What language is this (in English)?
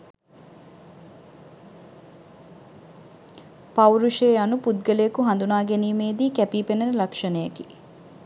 Sinhala